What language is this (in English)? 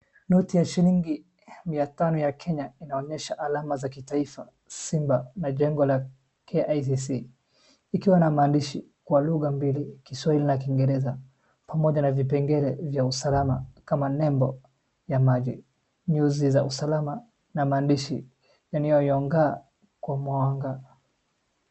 Swahili